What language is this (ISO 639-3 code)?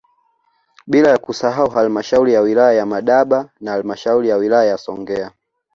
swa